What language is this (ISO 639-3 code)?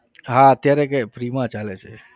guj